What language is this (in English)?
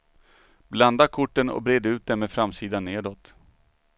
Swedish